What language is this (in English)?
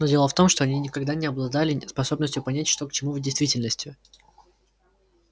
Russian